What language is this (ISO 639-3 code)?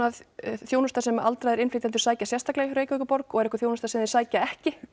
isl